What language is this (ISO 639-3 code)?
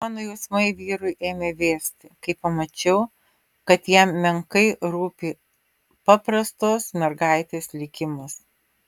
lit